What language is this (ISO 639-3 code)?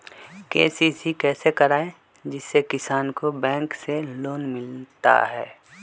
mag